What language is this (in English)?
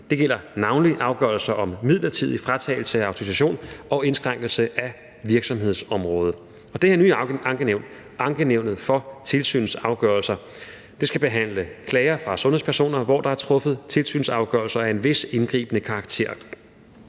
Danish